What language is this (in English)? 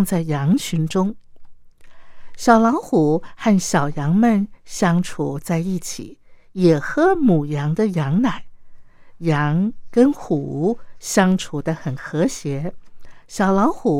Chinese